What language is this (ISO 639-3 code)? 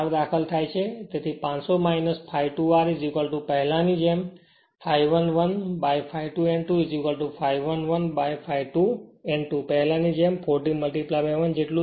guj